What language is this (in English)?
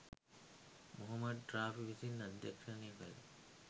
Sinhala